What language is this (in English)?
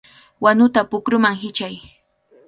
Cajatambo North Lima Quechua